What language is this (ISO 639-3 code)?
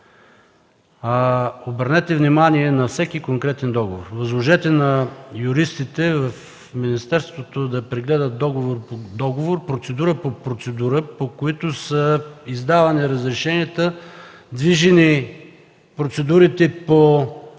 bul